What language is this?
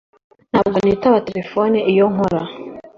Kinyarwanda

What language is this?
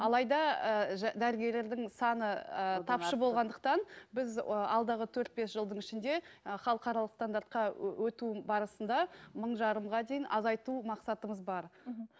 Kazakh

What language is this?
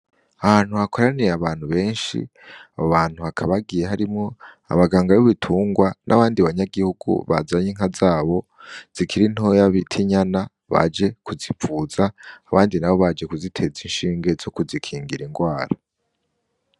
Rundi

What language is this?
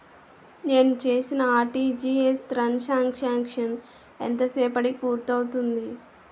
Telugu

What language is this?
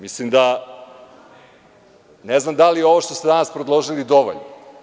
Serbian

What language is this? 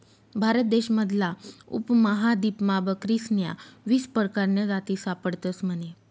Marathi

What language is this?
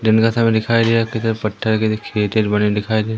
Hindi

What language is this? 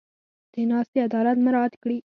Pashto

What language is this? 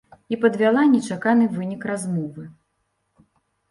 Belarusian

